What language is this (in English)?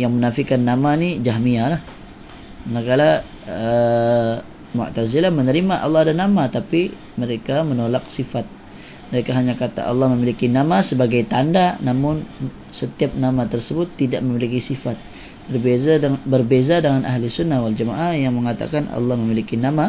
Malay